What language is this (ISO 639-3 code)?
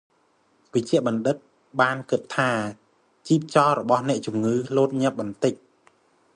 khm